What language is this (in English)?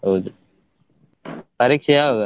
Kannada